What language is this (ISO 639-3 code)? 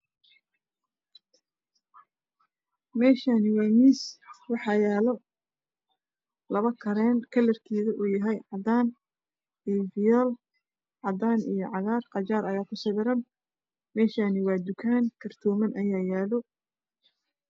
som